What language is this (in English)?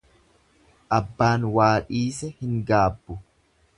Oromo